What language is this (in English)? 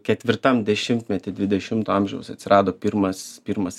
Lithuanian